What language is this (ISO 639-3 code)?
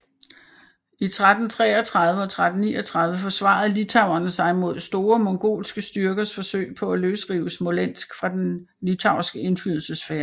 dan